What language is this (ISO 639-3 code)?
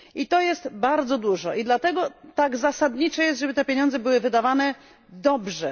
pol